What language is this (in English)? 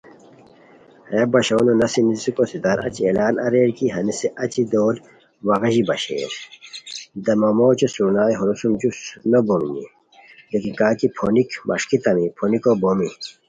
Khowar